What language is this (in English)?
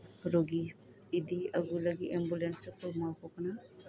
Santali